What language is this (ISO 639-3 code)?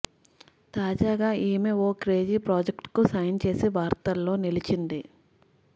tel